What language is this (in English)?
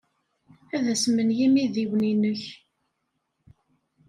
Kabyle